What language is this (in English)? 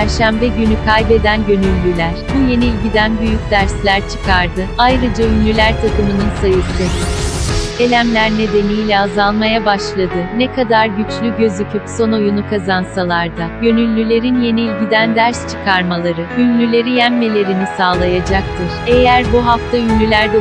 Turkish